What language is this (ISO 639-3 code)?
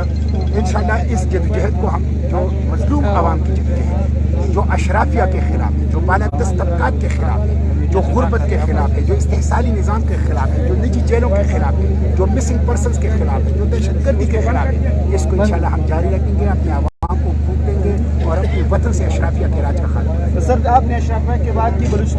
urd